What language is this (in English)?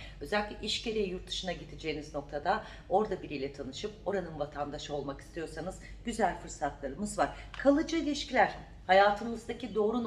Turkish